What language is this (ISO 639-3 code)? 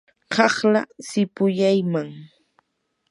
qur